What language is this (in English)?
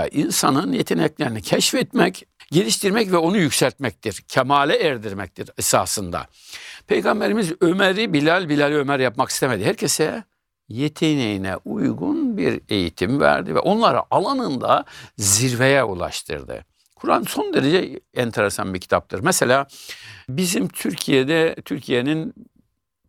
Turkish